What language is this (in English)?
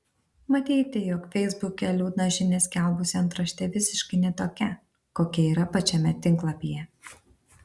Lithuanian